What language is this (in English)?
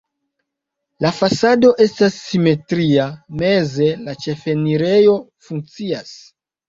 Esperanto